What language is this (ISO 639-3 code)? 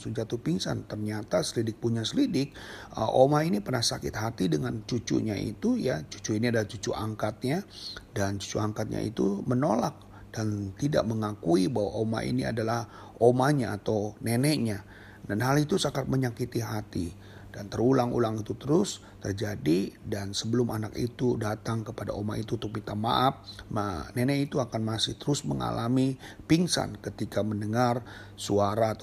ind